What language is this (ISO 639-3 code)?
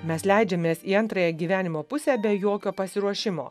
lit